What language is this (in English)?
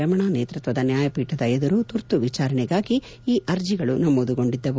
Kannada